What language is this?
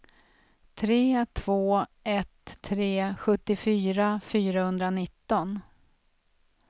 Swedish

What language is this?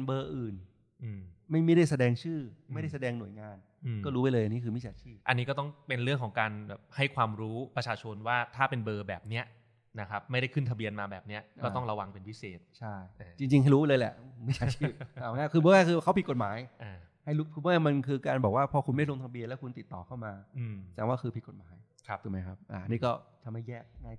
Thai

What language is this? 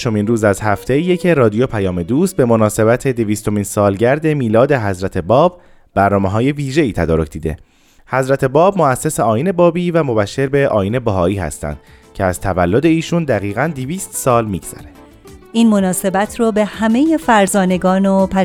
Persian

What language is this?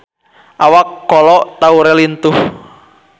Sundanese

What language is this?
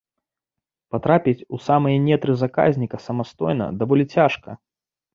Belarusian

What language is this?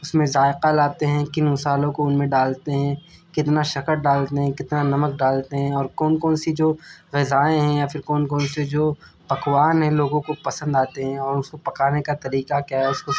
Urdu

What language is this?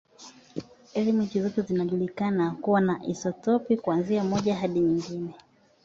Swahili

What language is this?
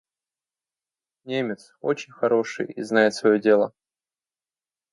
Russian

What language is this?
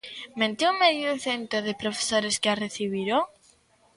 Galician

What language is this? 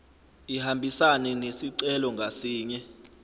Zulu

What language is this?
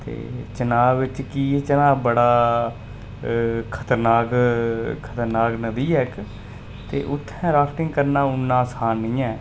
Dogri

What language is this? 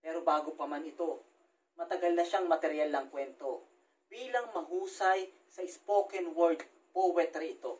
Filipino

